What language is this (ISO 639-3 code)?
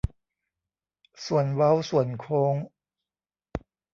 tha